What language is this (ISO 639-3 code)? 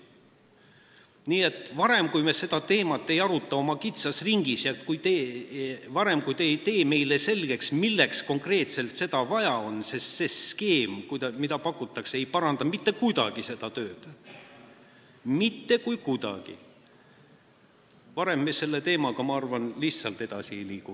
est